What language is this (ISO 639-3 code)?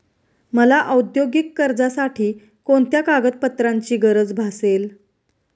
mar